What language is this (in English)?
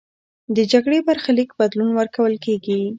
Pashto